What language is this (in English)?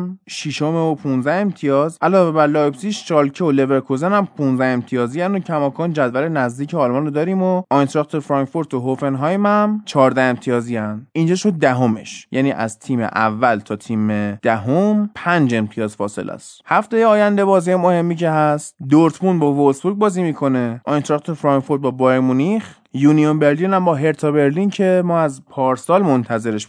Persian